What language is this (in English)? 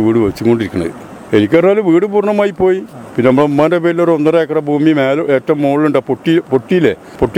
Malayalam